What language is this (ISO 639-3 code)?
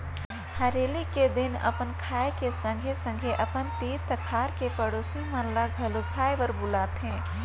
hne